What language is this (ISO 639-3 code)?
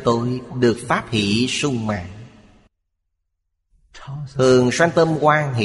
vie